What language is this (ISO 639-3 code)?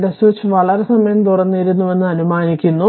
mal